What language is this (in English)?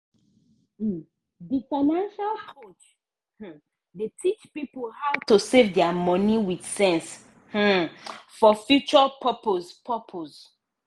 Nigerian Pidgin